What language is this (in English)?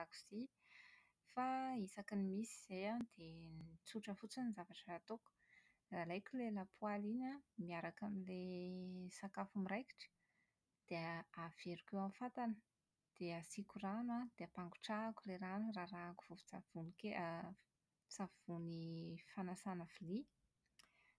Malagasy